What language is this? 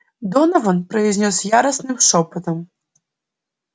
Russian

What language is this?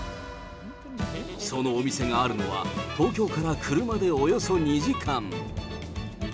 Japanese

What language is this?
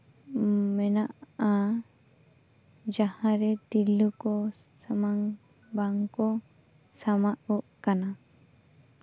Santali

